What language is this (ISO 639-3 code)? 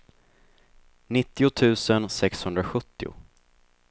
swe